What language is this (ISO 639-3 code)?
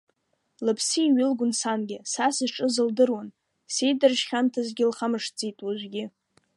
abk